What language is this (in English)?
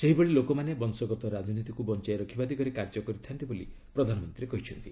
Odia